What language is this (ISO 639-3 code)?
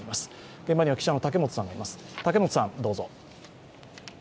jpn